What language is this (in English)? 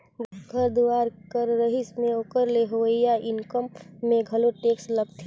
Chhattisgarhi